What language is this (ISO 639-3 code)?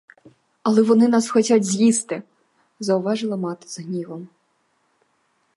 ukr